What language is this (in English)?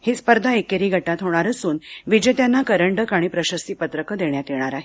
Marathi